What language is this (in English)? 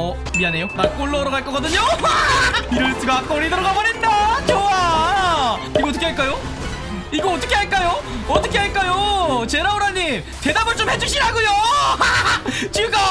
Korean